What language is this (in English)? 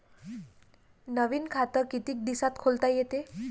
Marathi